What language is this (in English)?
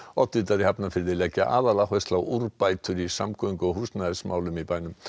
Icelandic